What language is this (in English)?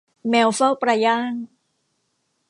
Thai